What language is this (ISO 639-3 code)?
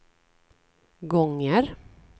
swe